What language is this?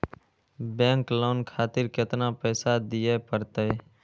Maithili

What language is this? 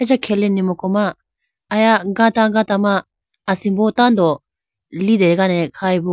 Idu-Mishmi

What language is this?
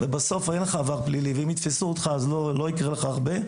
Hebrew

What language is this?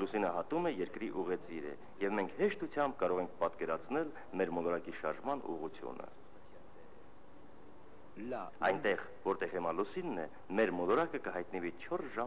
Romanian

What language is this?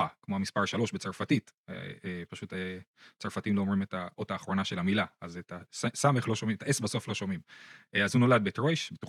Hebrew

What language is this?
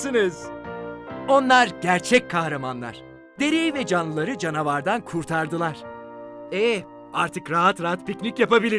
Turkish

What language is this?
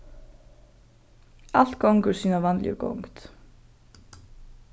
Faroese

